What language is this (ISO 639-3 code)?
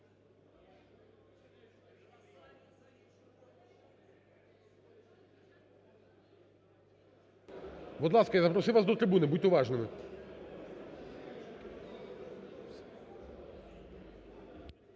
ukr